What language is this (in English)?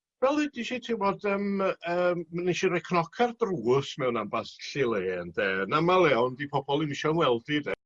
Welsh